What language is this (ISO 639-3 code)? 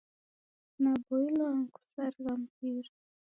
dav